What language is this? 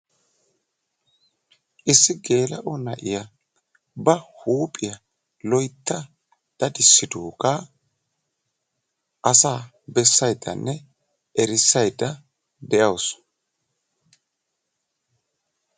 Wolaytta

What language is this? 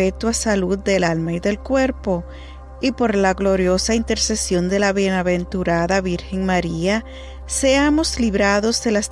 Spanish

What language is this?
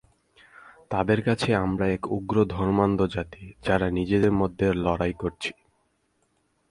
Bangla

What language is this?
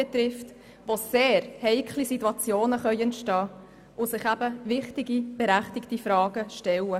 Swiss German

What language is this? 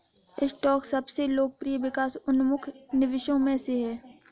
Hindi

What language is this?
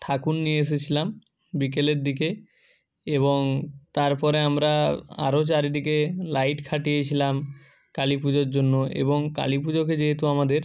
Bangla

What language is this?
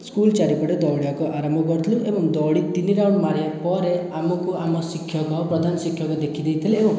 Odia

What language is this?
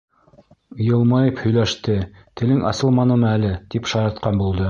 Bashkir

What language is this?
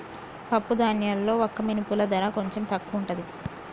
Telugu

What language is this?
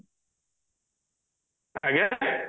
Odia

